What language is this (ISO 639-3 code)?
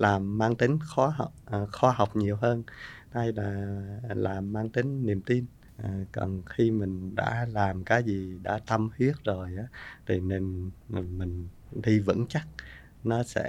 vie